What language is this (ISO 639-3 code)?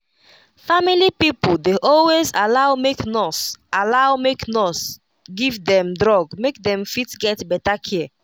pcm